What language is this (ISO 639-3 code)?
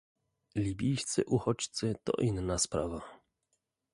pol